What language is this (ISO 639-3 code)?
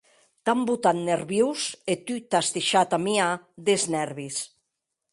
oci